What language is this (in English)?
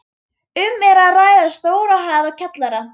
Icelandic